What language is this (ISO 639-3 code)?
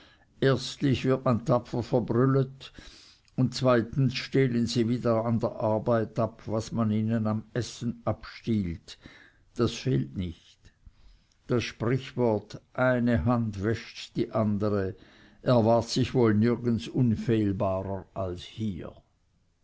deu